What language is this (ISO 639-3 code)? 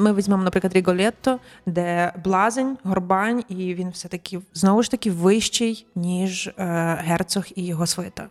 ukr